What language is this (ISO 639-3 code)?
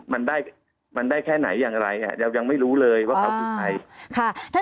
tha